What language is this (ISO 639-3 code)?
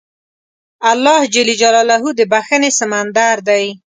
pus